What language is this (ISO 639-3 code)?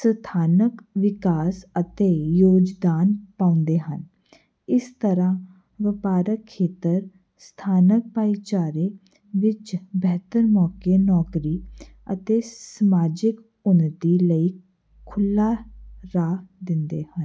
pan